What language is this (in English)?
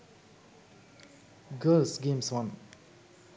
Sinhala